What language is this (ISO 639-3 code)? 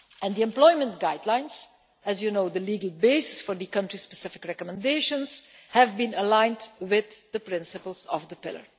eng